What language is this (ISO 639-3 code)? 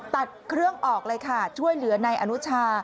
tha